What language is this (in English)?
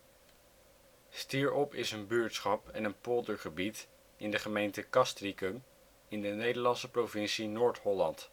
Dutch